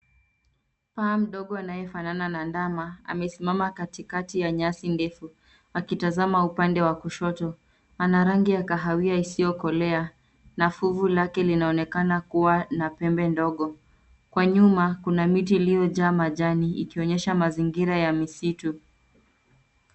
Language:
Swahili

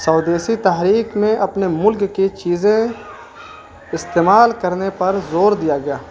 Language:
Urdu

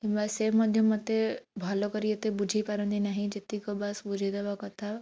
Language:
Odia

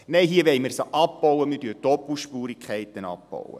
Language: Swiss German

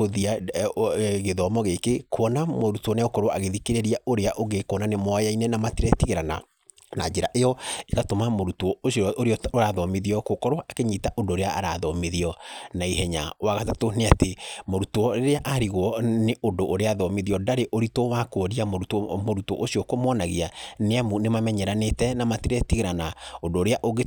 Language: Kikuyu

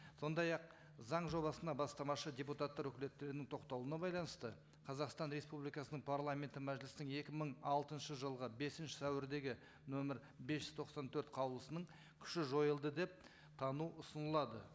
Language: Kazakh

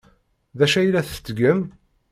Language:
Kabyle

